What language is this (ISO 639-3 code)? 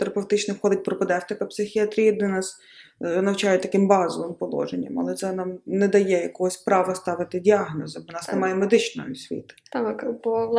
ukr